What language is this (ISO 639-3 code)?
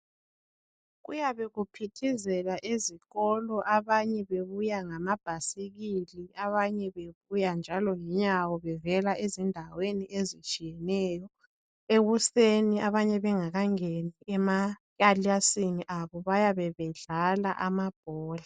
nde